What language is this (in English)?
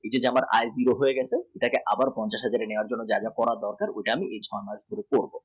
Bangla